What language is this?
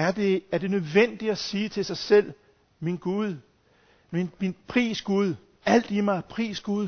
Danish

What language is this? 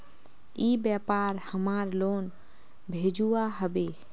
Magahi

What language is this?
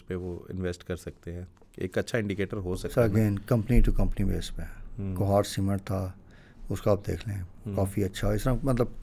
Urdu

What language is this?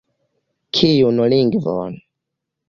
Esperanto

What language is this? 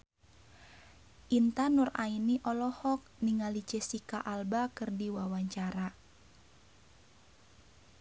Sundanese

